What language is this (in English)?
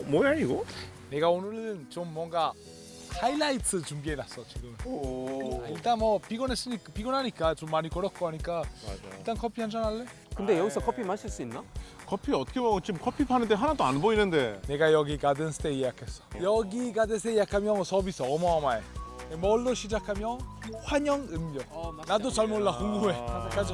Korean